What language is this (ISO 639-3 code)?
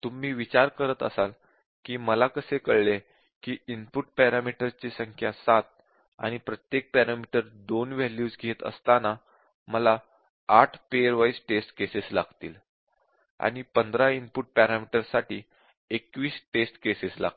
mar